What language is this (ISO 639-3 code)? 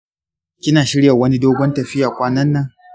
hau